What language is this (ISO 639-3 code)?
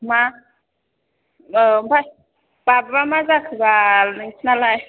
brx